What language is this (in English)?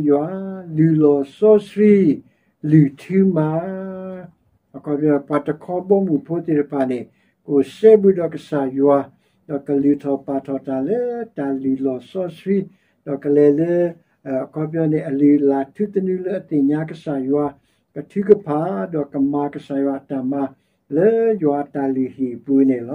Thai